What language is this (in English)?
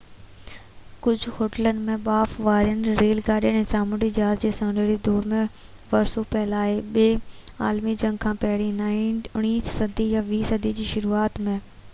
Sindhi